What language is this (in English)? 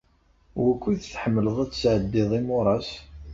Kabyle